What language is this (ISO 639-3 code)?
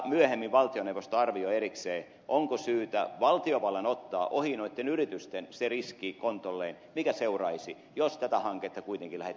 fin